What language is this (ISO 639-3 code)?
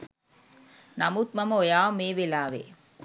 sin